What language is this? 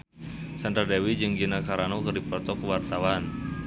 Sundanese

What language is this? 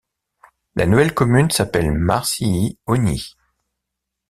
French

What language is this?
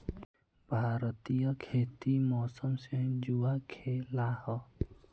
Magahi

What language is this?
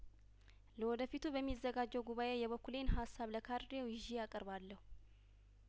Amharic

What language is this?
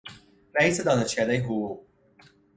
Persian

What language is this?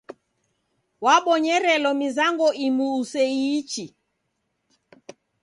Taita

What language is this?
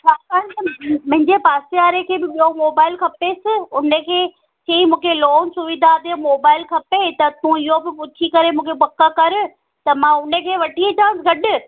Sindhi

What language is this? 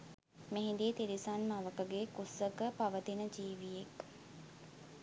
Sinhala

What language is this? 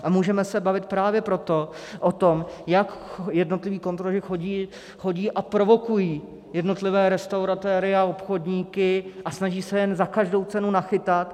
Czech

